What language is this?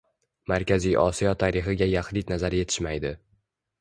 Uzbek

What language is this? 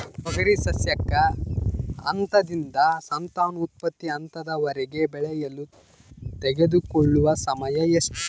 Kannada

